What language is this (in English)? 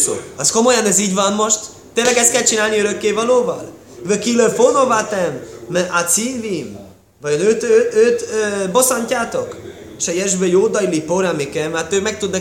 Hungarian